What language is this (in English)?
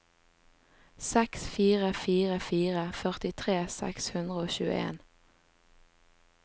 Norwegian